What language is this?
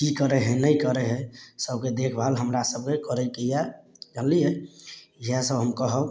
Maithili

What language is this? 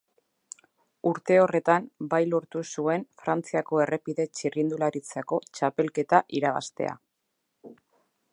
Basque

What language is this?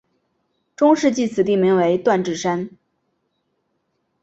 Chinese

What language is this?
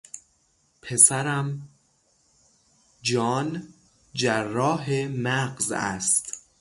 Persian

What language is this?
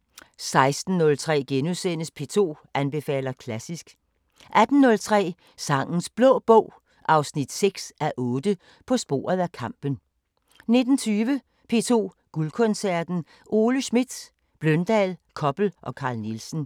Danish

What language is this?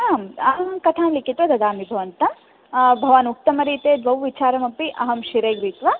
Sanskrit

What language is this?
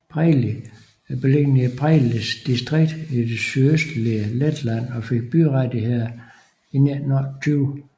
Danish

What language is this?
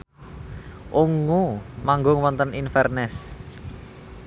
Javanese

